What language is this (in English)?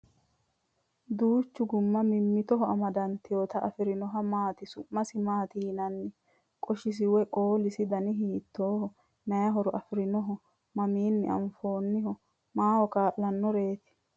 Sidamo